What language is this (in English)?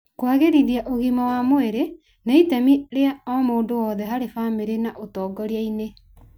Kikuyu